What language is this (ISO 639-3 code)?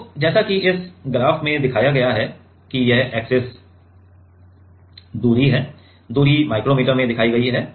hin